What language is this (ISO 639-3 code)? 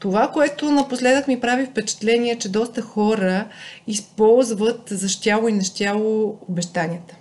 bul